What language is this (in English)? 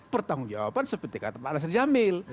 Indonesian